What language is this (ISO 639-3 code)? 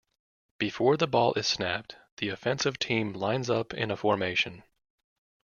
eng